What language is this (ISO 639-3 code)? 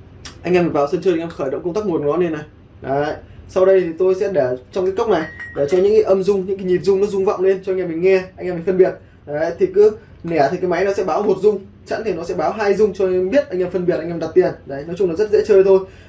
vie